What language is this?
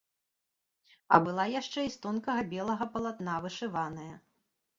Belarusian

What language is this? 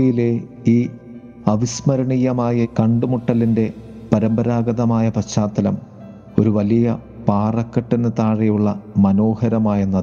Malayalam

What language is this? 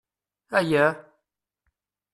Kabyle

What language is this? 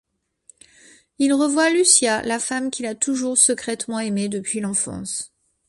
French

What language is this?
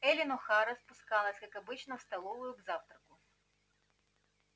Russian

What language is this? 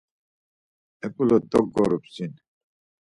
Laz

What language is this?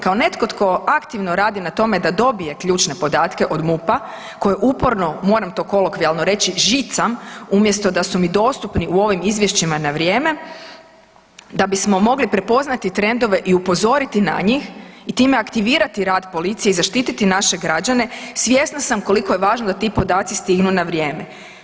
Croatian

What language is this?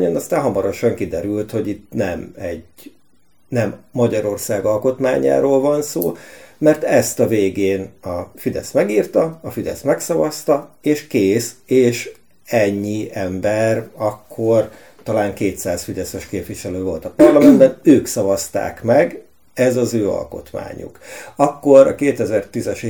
Hungarian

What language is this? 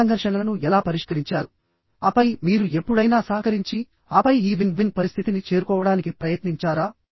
Telugu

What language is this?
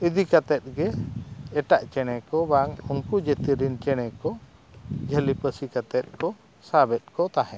Santali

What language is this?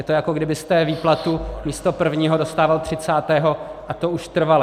Czech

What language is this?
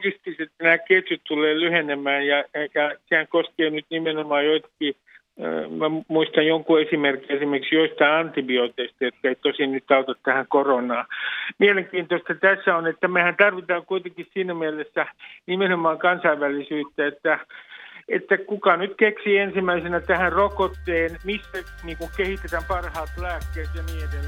Finnish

